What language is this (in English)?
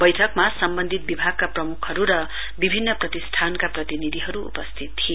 Nepali